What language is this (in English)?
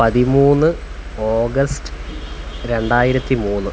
Malayalam